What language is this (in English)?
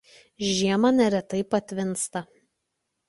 Lithuanian